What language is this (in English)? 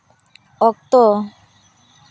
Santali